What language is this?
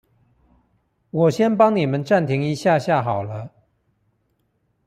Chinese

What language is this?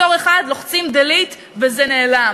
Hebrew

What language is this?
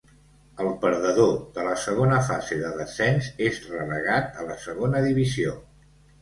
Catalan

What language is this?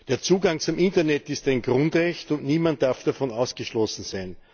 German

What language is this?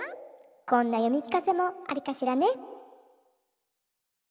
Japanese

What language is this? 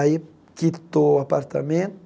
Portuguese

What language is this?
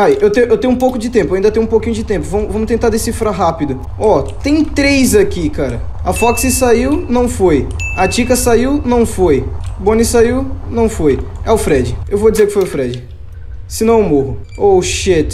Portuguese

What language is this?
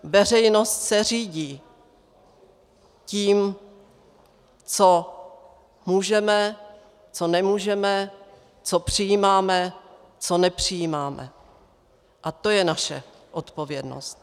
Czech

